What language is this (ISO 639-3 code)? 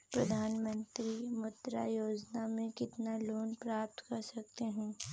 hin